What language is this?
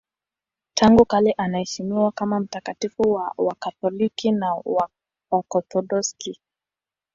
Swahili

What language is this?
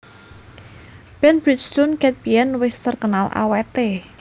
Javanese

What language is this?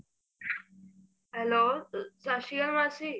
Punjabi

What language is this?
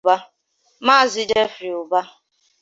Igbo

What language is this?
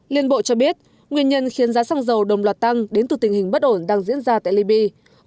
Vietnamese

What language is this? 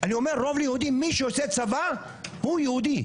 Hebrew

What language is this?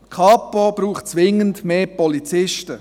Swiss German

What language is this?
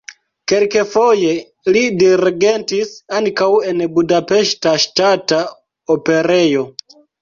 Esperanto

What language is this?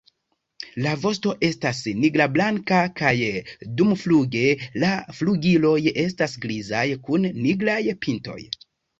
Esperanto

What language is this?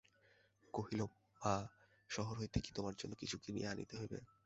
Bangla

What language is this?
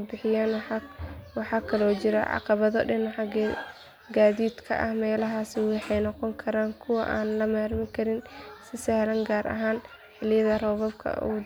Somali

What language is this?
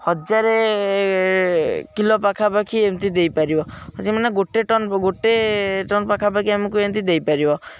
Odia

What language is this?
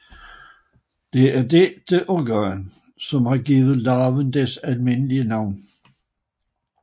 Danish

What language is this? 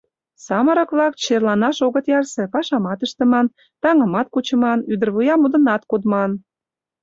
Mari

